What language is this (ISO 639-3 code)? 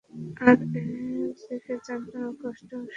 ben